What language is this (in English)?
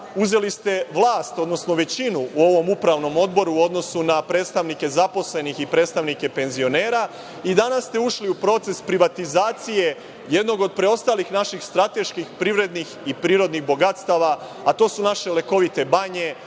Serbian